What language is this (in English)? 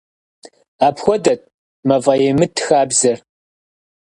Kabardian